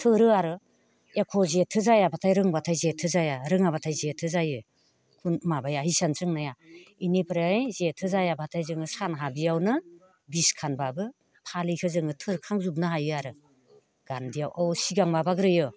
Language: Bodo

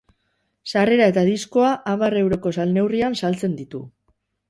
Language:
Basque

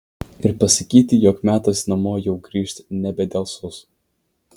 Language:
Lithuanian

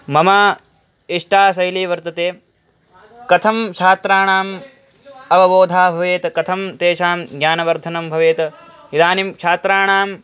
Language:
Sanskrit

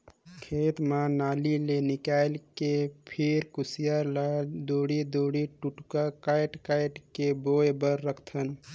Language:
Chhattisgarhi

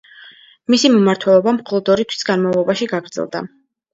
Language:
Georgian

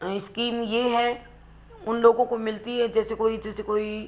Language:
Hindi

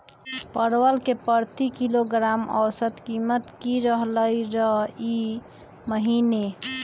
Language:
Magahi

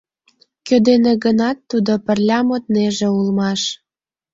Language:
Mari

